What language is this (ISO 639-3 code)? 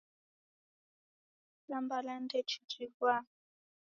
dav